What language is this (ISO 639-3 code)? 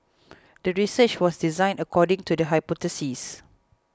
eng